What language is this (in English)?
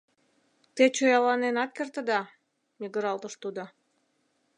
Mari